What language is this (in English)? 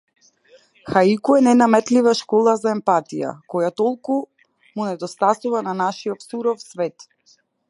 Macedonian